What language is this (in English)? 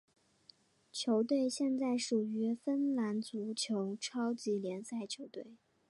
Chinese